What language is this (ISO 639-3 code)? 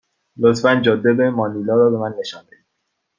fas